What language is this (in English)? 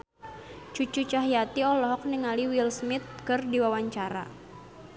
Sundanese